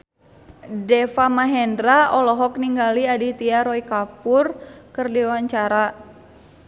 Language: Sundanese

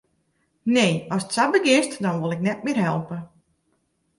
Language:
Western Frisian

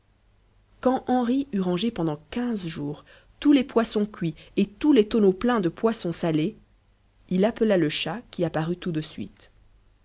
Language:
French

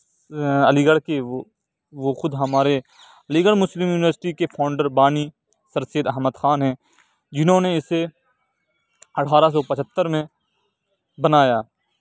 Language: Urdu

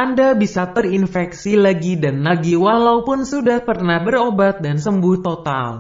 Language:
Indonesian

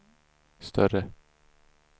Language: Swedish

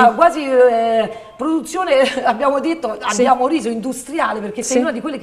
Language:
Italian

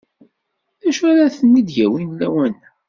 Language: Kabyle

